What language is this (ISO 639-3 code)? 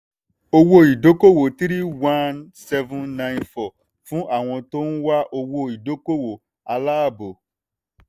yor